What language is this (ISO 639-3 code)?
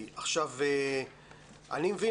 heb